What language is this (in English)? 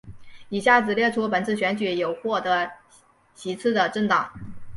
Chinese